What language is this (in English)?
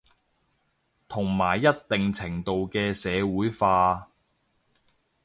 Cantonese